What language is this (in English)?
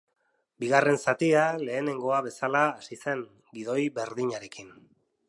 Basque